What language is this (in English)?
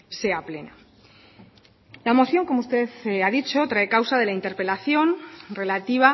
Spanish